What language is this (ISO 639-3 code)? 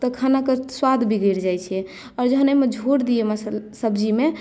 mai